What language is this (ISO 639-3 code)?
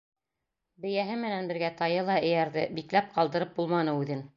bak